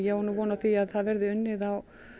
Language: Icelandic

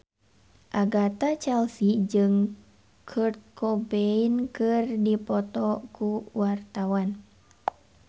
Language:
Sundanese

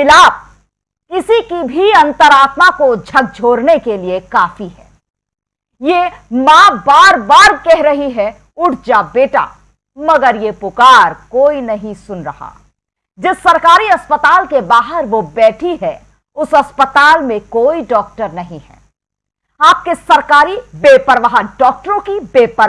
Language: Hindi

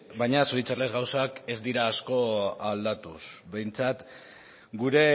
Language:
Basque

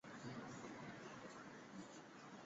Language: Chinese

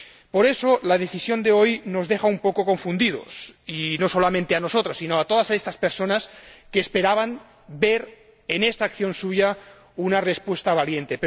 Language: Spanish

